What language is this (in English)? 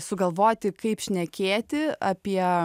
Lithuanian